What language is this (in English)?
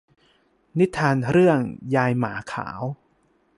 Thai